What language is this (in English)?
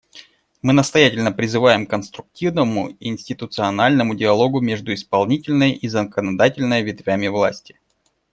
Russian